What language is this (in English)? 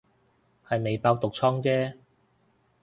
Cantonese